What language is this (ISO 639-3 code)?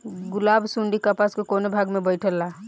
bho